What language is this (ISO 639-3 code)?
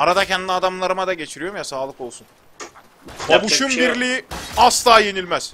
tur